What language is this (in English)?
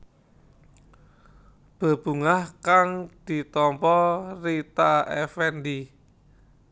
Javanese